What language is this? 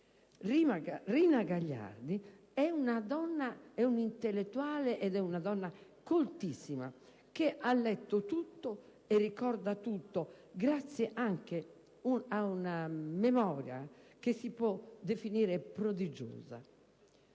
Italian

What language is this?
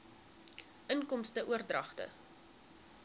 Afrikaans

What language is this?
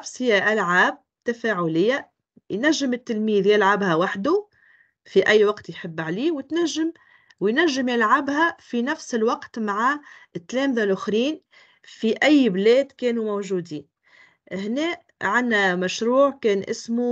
Arabic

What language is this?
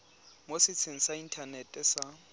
Tswana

